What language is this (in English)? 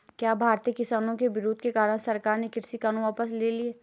Hindi